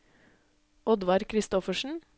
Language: Norwegian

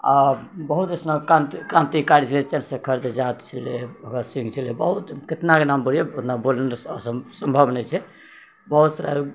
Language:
Maithili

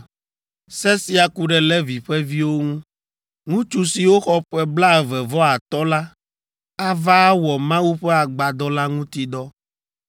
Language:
Ewe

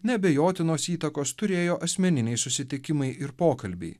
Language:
Lithuanian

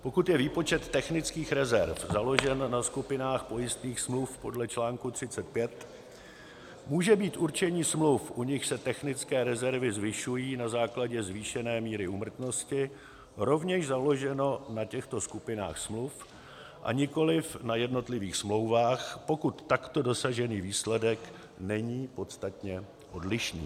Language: Czech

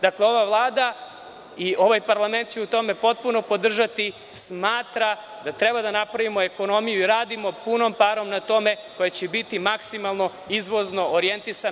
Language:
Serbian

